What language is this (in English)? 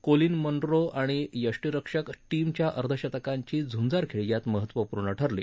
Marathi